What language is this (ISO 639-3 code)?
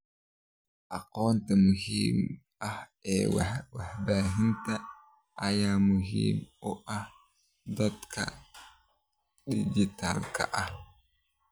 som